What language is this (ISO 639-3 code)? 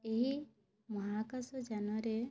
ori